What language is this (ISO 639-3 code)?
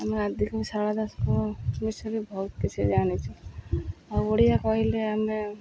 ori